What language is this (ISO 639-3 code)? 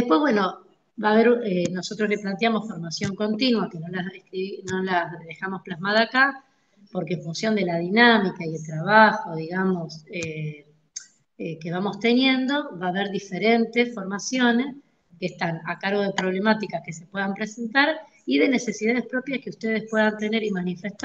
spa